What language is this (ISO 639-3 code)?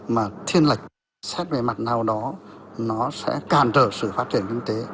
vie